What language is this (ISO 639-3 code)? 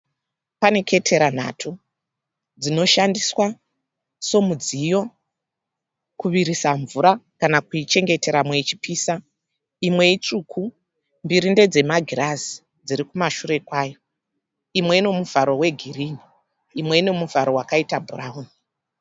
sna